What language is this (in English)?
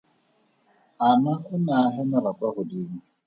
Tswana